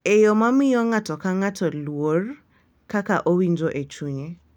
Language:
Luo (Kenya and Tanzania)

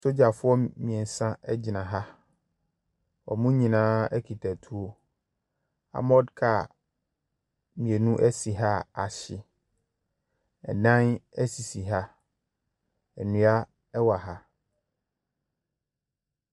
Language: Akan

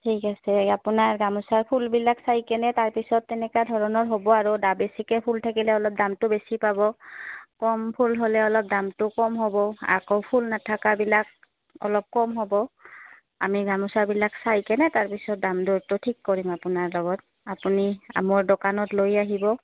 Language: Assamese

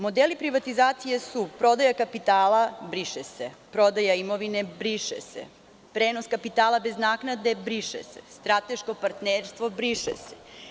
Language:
Serbian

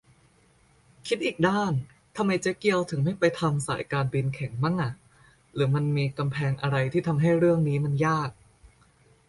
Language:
Thai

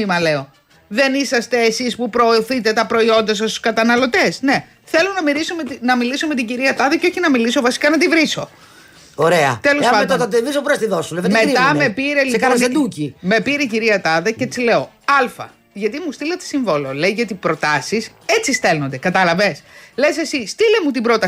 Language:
Greek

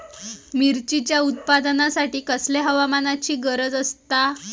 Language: Marathi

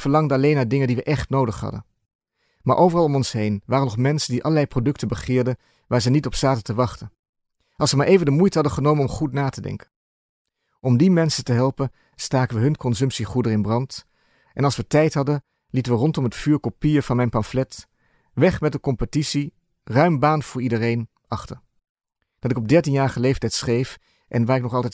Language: Dutch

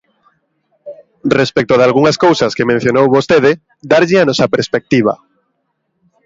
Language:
Galician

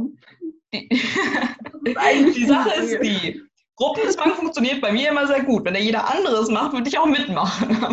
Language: German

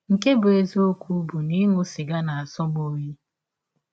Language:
Igbo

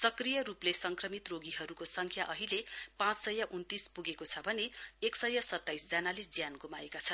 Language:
Nepali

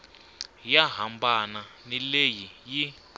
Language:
Tsonga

